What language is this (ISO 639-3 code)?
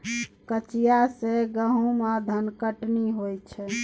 mai